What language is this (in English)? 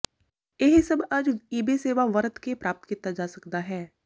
Punjabi